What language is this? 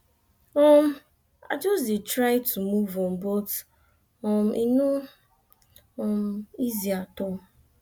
Nigerian Pidgin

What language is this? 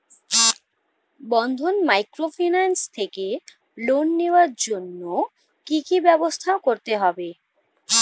Bangla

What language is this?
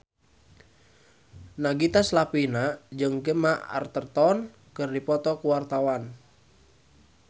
Sundanese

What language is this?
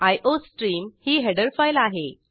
Marathi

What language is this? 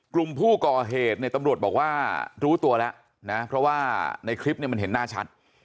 Thai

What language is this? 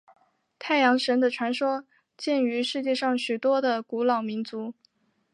Chinese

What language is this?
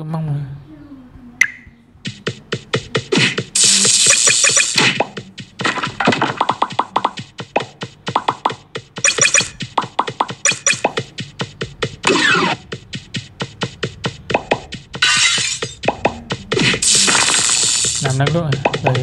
Vietnamese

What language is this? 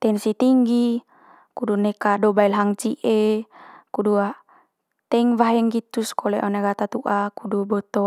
Manggarai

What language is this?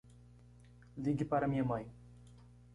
Portuguese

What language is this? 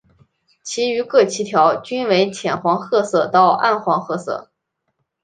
Chinese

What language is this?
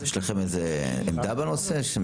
Hebrew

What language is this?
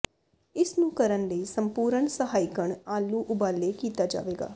Punjabi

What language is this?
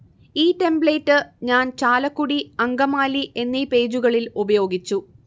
Malayalam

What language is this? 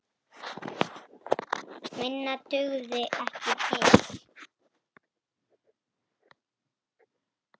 Icelandic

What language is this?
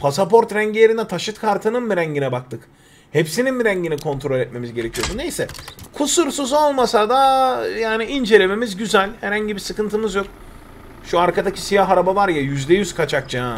Turkish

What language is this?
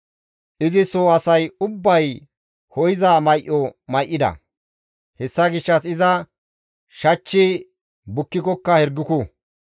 Gamo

